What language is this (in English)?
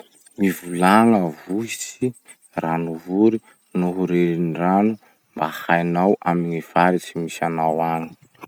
Masikoro Malagasy